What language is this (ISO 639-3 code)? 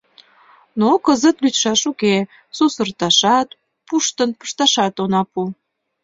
chm